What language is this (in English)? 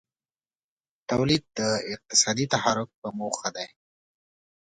Pashto